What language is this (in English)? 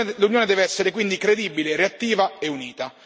Italian